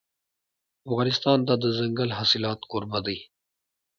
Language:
Pashto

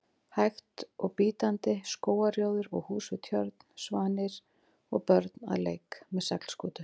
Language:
Icelandic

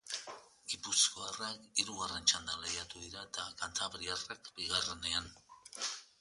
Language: Basque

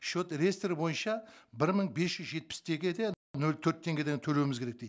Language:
Kazakh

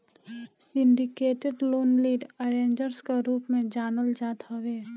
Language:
Bhojpuri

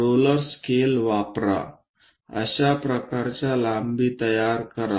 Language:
Marathi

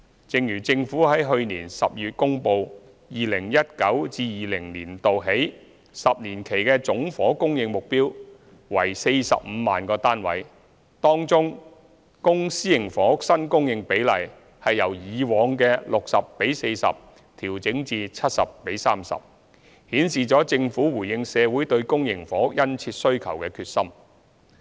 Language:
Cantonese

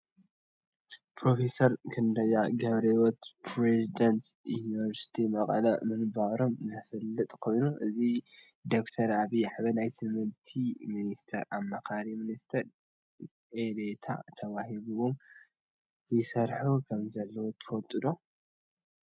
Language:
Tigrinya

